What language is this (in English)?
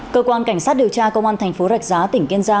Vietnamese